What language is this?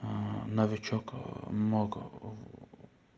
Russian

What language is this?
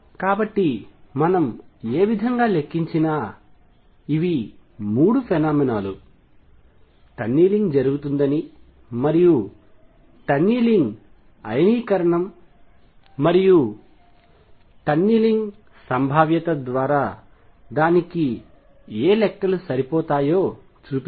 Telugu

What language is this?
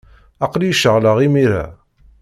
Kabyle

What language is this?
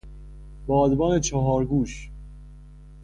Persian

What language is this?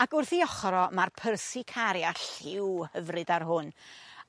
Welsh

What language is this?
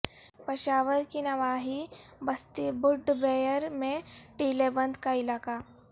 Urdu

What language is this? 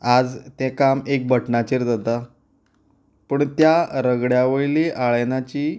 Konkani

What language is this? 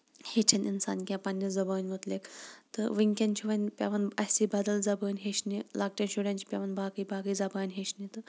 Kashmiri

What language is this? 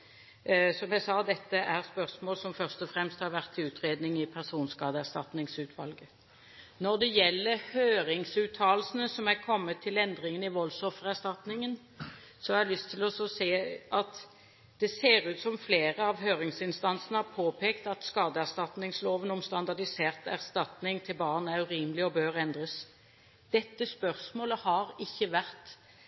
Norwegian Bokmål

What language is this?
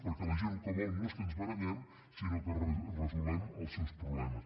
Catalan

